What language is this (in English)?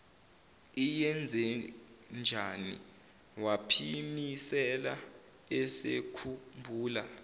Zulu